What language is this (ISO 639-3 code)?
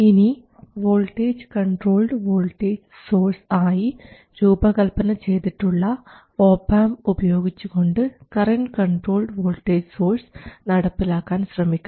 mal